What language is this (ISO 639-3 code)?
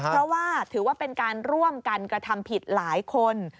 tha